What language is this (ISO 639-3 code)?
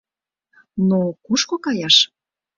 chm